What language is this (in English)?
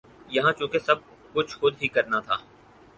Urdu